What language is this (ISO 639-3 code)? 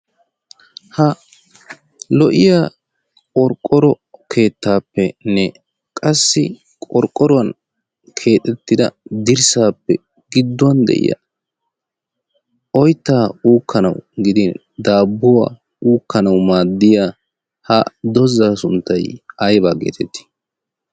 wal